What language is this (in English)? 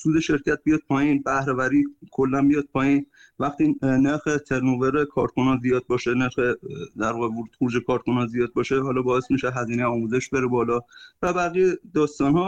Persian